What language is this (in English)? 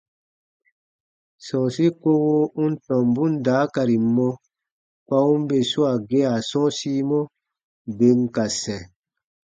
Baatonum